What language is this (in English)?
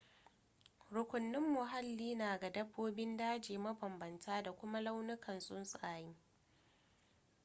Hausa